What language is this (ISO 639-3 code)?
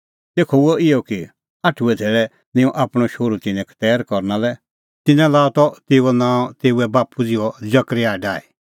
kfx